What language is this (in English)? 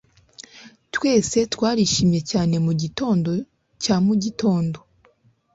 Kinyarwanda